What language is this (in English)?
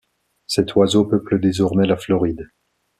French